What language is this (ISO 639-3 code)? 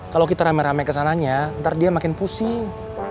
ind